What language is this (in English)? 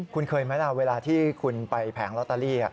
Thai